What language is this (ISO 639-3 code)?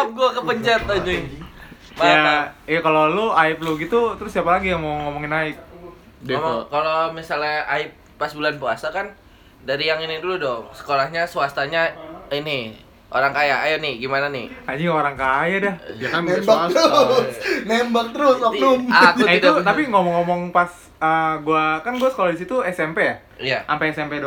ind